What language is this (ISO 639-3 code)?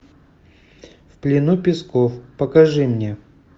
rus